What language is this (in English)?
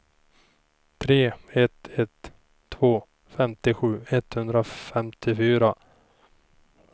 Swedish